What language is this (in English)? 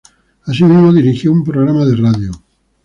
Spanish